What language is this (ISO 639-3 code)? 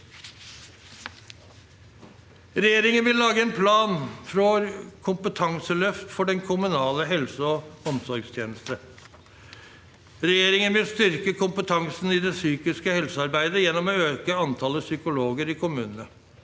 nor